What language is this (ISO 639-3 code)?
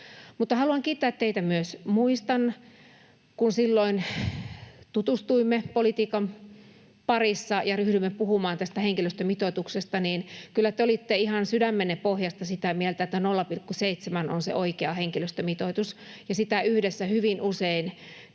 fin